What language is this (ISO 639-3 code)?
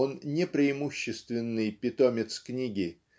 rus